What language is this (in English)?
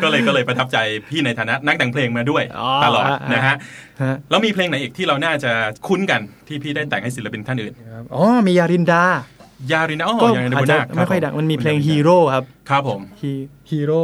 Thai